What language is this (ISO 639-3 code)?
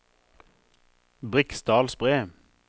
nor